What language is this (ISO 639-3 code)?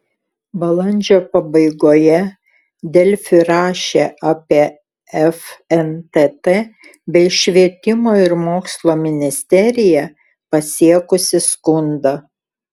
lit